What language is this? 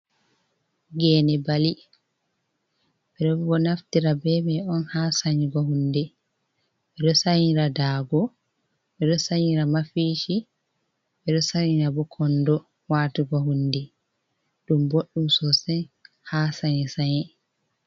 Fula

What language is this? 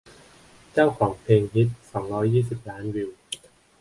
Thai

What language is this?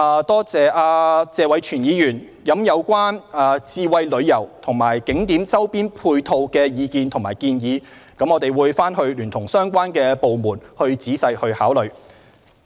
Cantonese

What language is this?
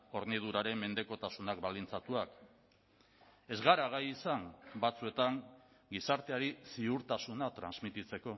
Basque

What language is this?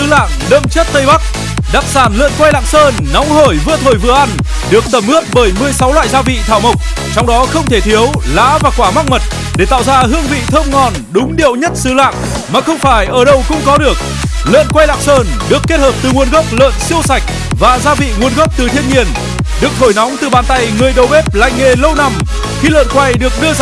Vietnamese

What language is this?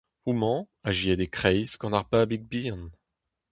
Breton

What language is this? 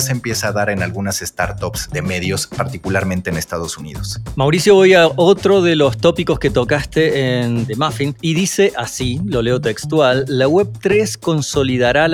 Spanish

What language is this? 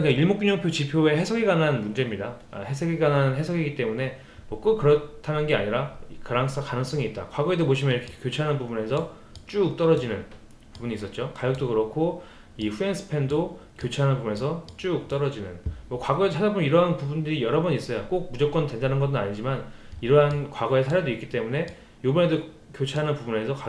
Korean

